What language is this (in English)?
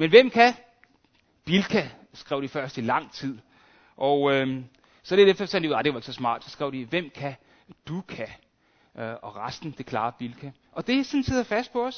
Danish